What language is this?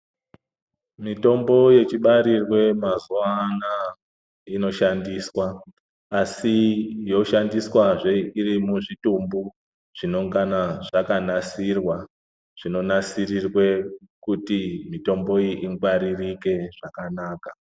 Ndau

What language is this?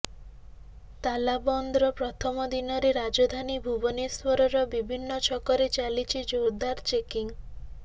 Odia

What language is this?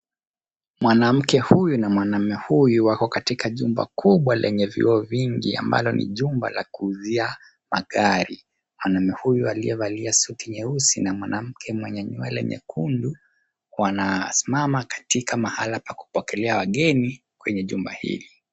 Swahili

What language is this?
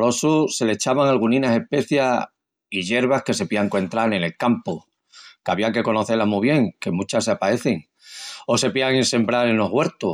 Extremaduran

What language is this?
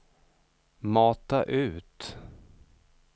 Swedish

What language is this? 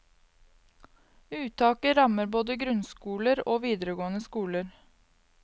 Norwegian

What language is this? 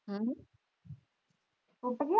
Punjabi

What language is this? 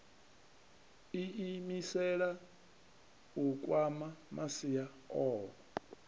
Venda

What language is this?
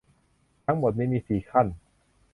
Thai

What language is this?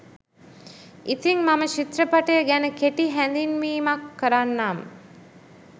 Sinhala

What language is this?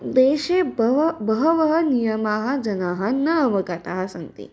Sanskrit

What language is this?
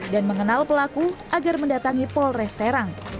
Indonesian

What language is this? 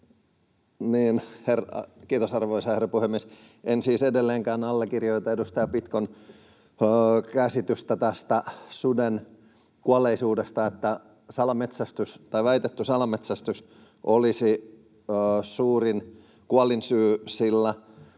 Finnish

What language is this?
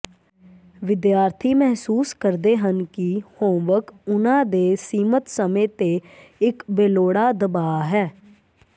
Punjabi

